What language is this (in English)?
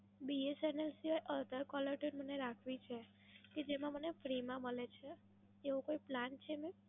Gujarati